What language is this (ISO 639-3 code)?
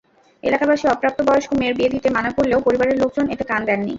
ben